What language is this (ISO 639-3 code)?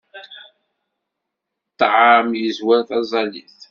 kab